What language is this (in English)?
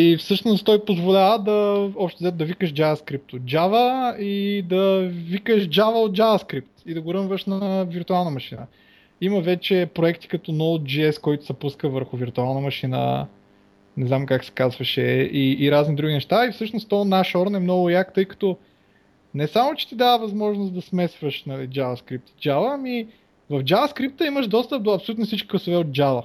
Bulgarian